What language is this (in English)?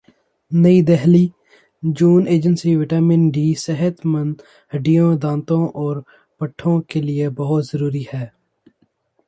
Urdu